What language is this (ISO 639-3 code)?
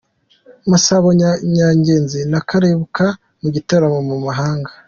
kin